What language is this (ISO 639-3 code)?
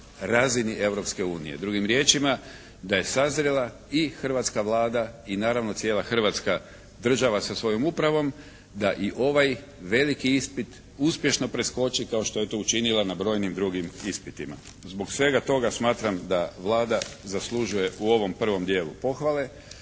hrv